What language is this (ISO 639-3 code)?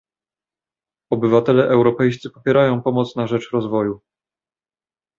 pol